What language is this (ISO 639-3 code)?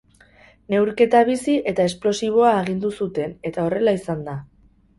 eus